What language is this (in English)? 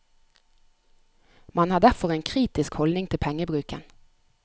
Norwegian